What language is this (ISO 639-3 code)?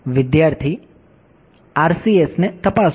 guj